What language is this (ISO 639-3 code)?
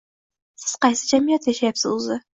uzb